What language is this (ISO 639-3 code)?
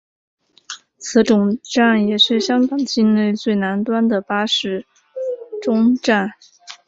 zho